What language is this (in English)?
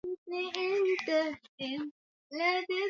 Swahili